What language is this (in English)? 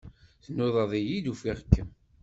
Kabyle